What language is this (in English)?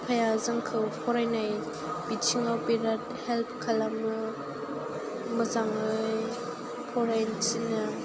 Bodo